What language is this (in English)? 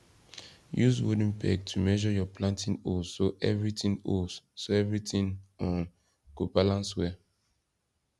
Nigerian Pidgin